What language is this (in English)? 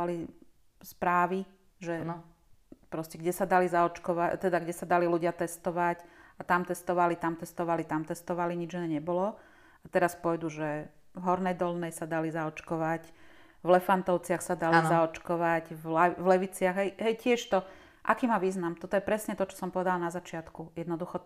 Slovak